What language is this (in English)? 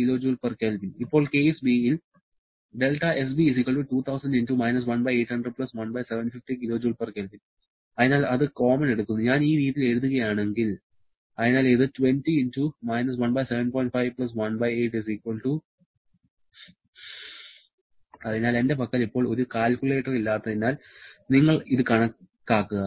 Malayalam